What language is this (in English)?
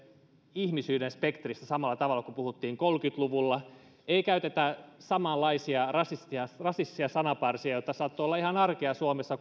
Finnish